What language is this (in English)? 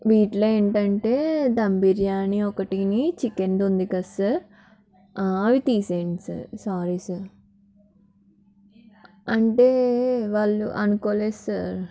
Telugu